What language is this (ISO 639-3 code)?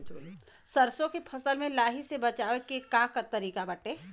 bho